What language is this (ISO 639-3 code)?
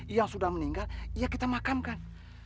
ind